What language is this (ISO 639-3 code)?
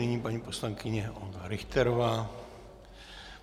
ces